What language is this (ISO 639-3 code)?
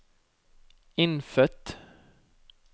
nor